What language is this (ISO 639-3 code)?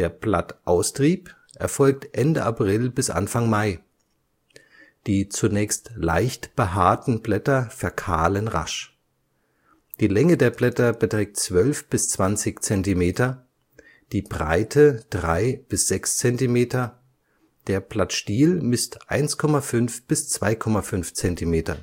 deu